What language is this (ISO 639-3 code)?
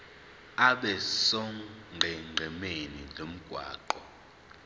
zul